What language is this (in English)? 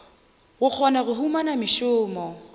Northern Sotho